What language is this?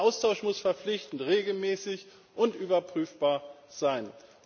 German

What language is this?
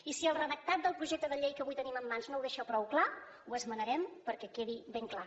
Catalan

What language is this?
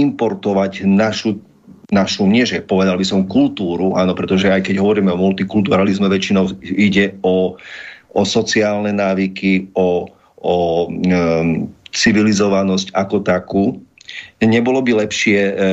Slovak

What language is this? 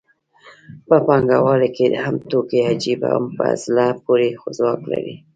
Pashto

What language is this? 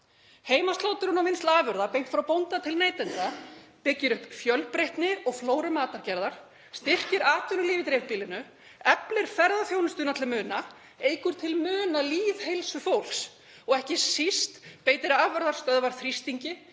Icelandic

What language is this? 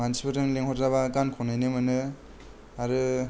Bodo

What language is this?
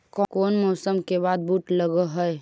Magahi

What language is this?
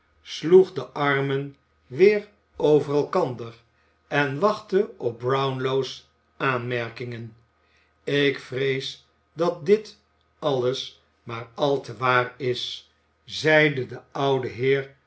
Dutch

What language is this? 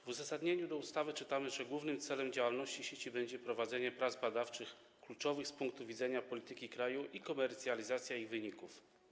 Polish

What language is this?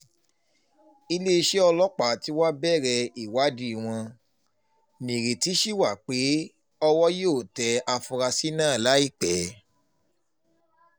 Yoruba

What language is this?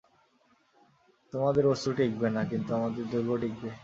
Bangla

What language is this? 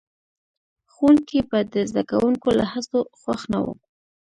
Pashto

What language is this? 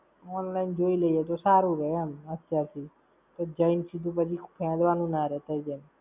Gujarati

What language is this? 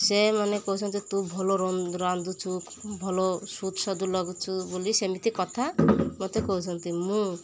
Odia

